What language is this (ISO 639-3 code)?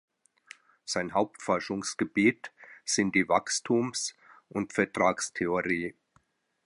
deu